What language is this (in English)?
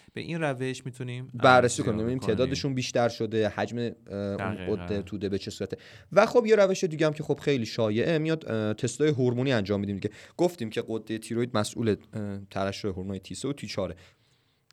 Persian